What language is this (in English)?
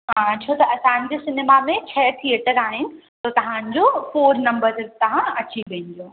Sindhi